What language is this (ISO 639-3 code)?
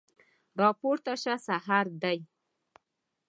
pus